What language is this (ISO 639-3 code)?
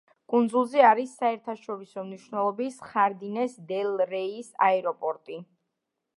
kat